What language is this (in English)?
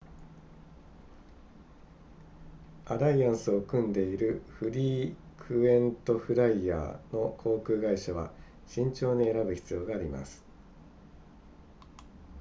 Japanese